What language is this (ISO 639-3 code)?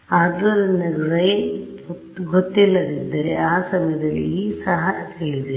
kan